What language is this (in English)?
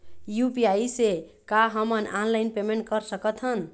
Chhattisgarhi